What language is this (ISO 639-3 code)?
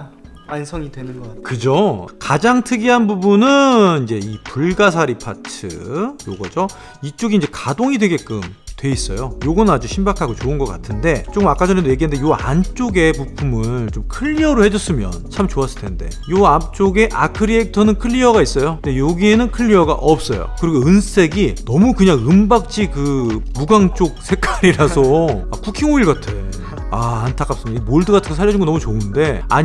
kor